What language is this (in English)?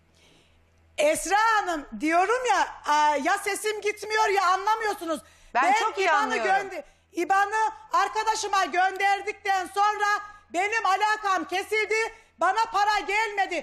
Turkish